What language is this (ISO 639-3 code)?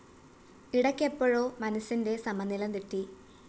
mal